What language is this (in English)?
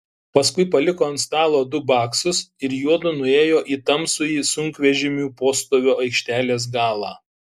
Lithuanian